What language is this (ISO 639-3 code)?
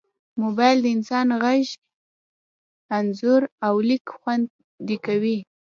pus